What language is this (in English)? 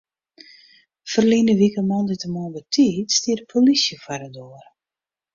Western Frisian